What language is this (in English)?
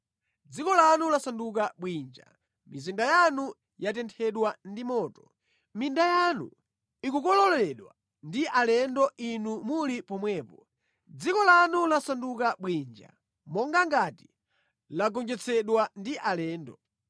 Nyanja